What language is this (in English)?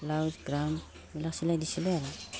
Assamese